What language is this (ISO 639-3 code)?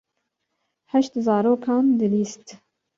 kur